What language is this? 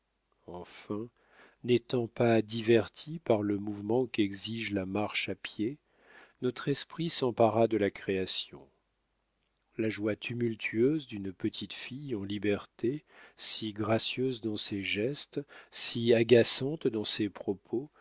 French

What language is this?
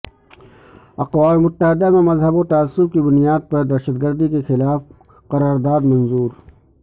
Urdu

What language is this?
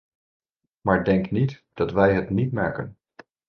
Dutch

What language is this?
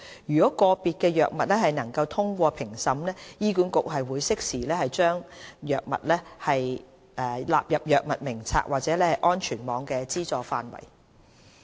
Cantonese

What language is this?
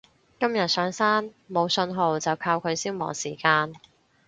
Cantonese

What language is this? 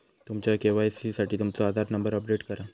Marathi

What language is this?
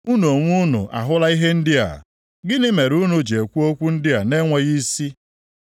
Igbo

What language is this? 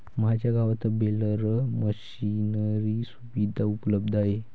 Marathi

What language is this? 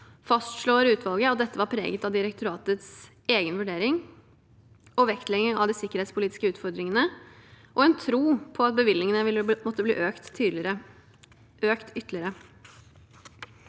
Norwegian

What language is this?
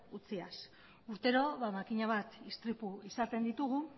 Basque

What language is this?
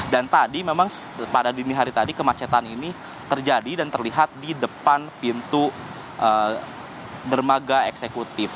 Indonesian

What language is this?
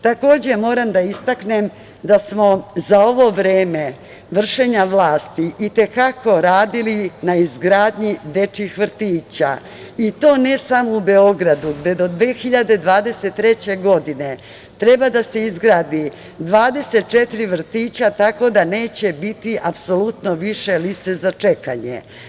Serbian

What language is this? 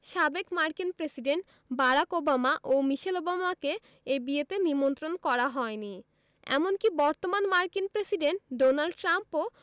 Bangla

